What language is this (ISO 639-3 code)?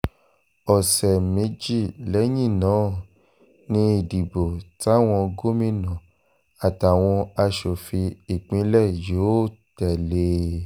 yor